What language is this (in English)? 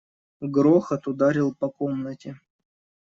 Russian